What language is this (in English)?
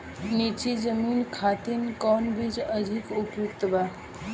Bhojpuri